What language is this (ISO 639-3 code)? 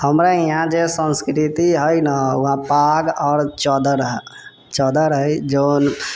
mai